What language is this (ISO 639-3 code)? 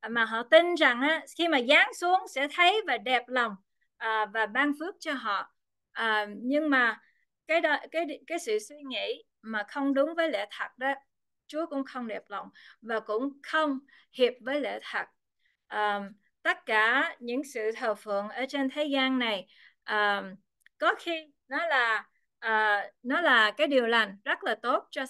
vie